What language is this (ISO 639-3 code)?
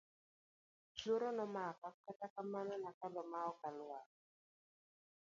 luo